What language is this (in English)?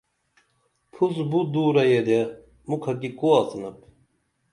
Dameli